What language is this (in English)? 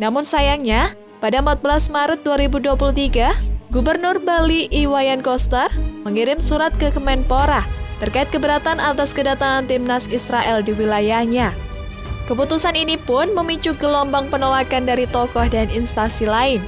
Indonesian